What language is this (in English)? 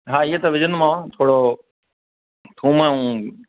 Sindhi